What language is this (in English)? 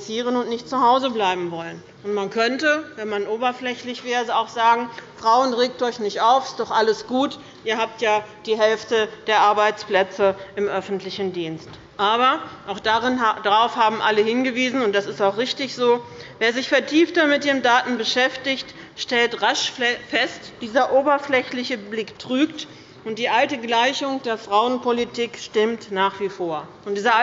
German